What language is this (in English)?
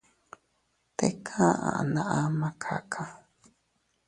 Teutila Cuicatec